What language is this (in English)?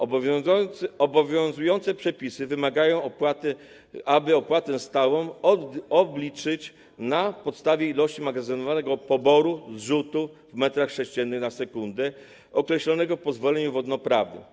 Polish